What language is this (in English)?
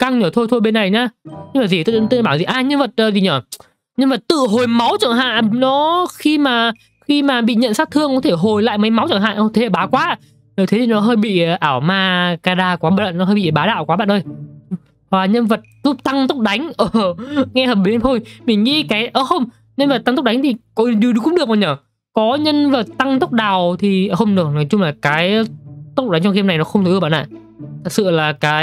Vietnamese